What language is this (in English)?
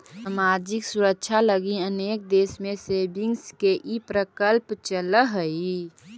Magahi